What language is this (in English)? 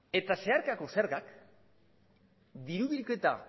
Basque